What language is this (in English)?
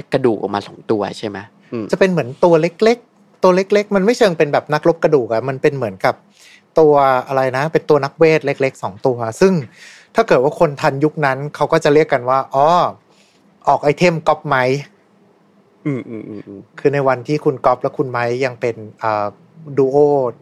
Thai